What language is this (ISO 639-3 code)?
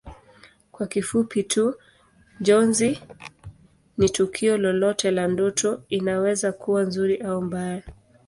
swa